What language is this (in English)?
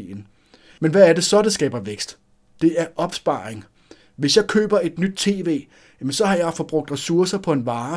Danish